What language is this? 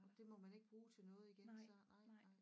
Danish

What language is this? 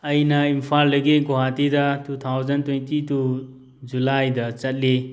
Manipuri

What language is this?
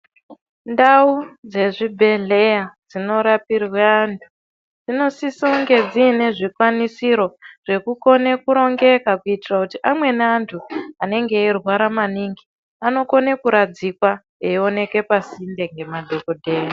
Ndau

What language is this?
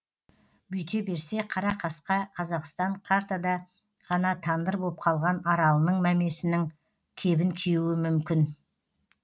Kazakh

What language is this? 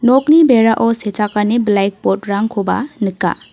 Garo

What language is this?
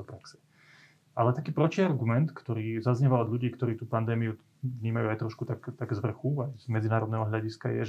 Slovak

